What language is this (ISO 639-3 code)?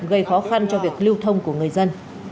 vie